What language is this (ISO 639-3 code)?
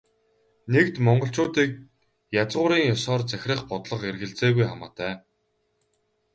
mon